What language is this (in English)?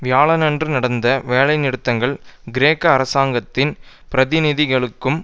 Tamil